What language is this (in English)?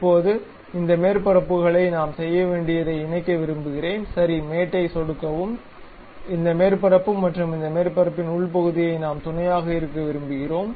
Tamil